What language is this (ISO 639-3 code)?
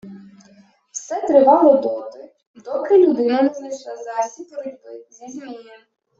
ukr